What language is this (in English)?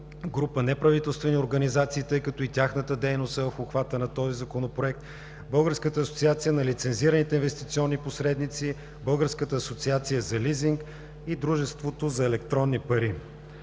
Bulgarian